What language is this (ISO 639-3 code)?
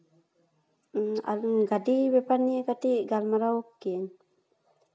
sat